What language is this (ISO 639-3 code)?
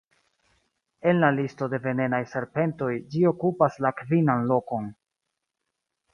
epo